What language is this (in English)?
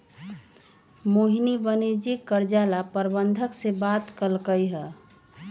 Magahi